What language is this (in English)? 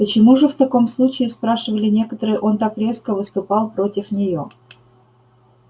Russian